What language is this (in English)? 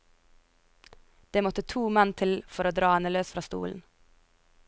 Norwegian